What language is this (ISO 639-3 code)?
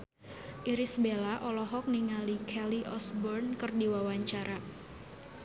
sun